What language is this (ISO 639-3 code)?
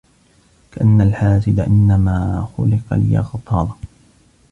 ara